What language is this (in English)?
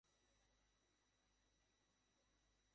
Bangla